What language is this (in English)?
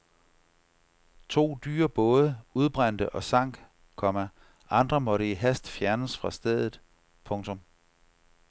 Danish